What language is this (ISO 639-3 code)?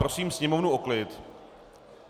ces